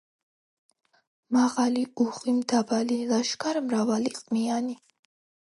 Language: Georgian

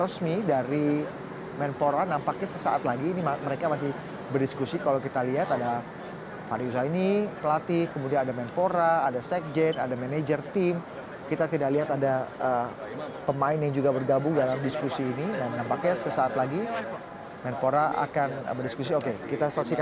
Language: Indonesian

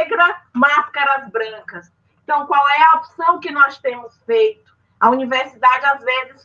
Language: Portuguese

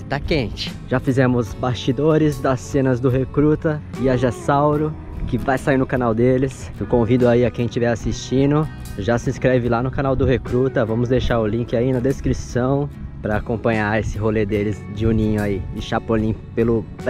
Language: Portuguese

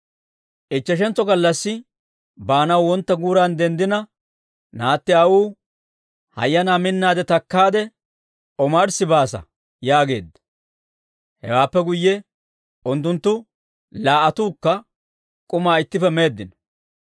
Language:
Dawro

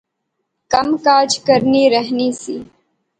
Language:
Pahari-Potwari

